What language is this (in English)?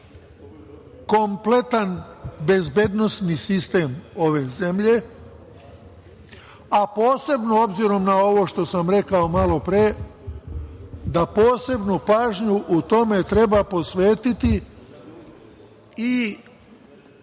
Serbian